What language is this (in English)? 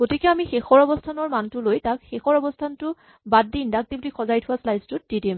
Assamese